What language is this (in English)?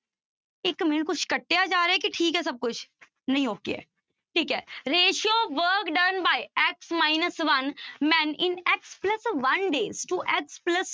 Punjabi